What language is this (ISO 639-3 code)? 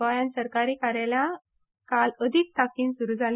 kok